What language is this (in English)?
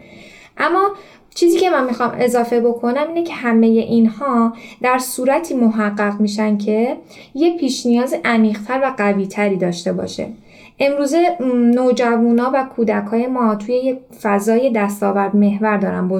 Persian